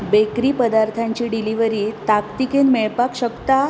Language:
Konkani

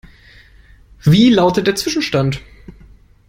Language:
German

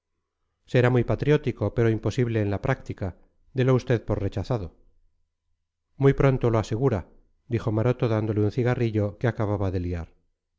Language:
Spanish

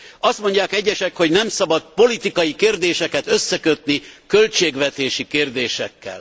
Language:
Hungarian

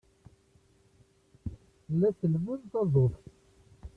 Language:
Kabyle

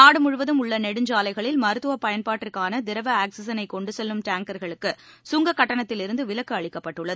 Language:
Tamil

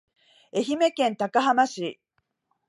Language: Japanese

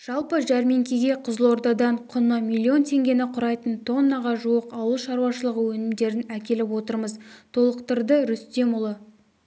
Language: Kazakh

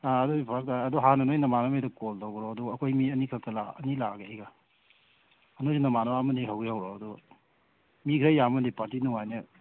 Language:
Manipuri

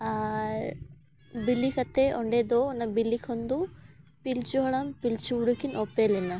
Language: Santali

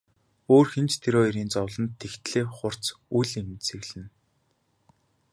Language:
Mongolian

